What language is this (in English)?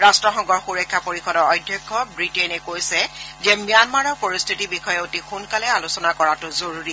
Assamese